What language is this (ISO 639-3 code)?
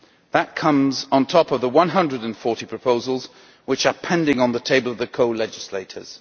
eng